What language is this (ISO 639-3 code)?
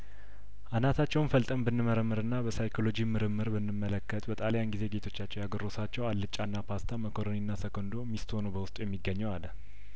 amh